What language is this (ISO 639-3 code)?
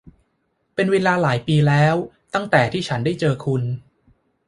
tha